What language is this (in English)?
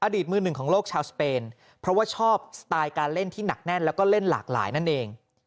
Thai